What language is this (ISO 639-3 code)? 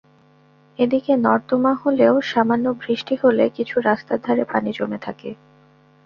ben